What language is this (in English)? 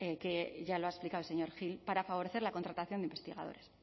Spanish